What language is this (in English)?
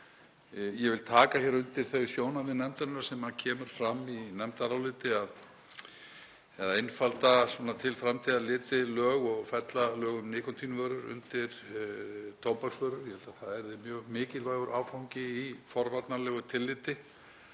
Icelandic